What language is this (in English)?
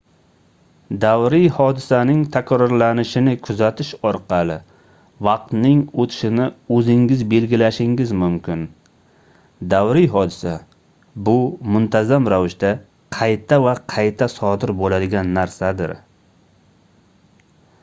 Uzbek